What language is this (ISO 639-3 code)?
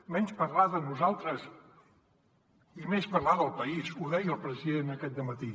cat